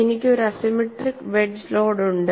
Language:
Malayalam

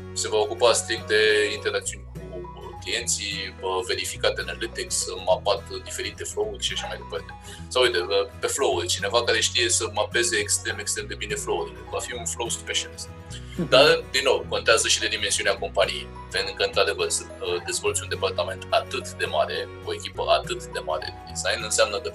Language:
Romanian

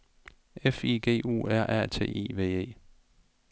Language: Danish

